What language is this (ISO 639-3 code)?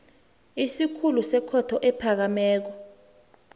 nbl